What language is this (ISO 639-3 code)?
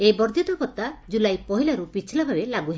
ori